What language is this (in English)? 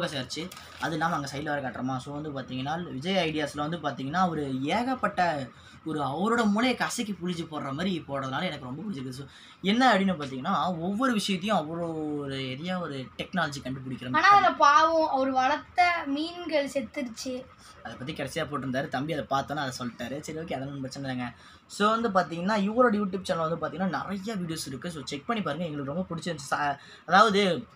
Korean